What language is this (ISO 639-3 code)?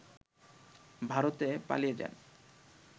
ben